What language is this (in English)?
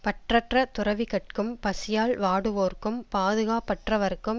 Tamil